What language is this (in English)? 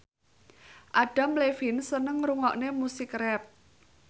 Javanese